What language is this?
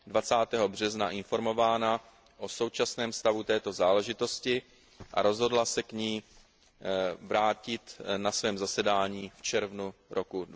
Czech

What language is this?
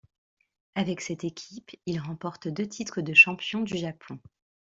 French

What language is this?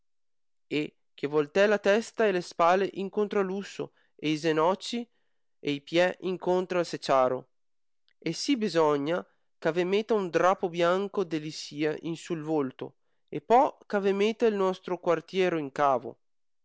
Italian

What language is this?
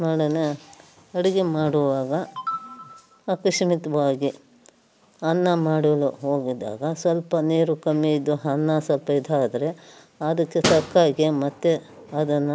Kannada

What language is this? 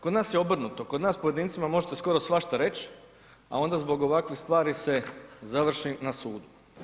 Croatian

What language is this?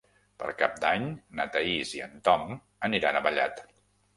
Catalan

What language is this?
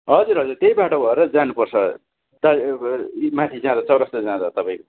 Nepali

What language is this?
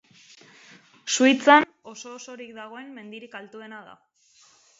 Basque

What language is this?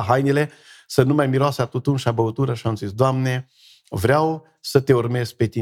Romanian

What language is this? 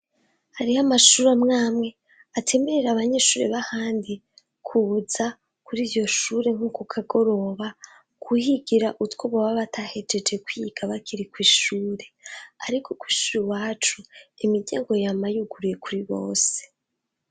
Rundi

